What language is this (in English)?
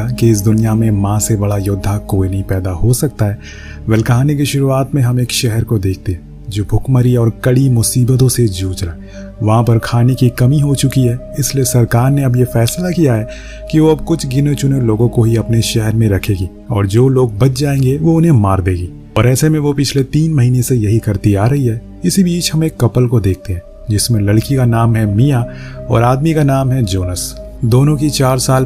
Hindi